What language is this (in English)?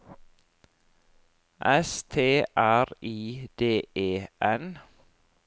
Norwegian